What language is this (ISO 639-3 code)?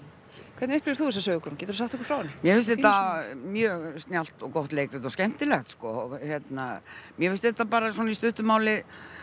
isl